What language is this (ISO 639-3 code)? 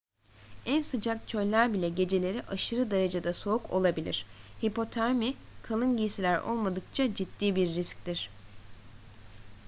tur